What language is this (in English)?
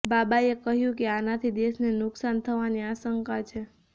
Gujarati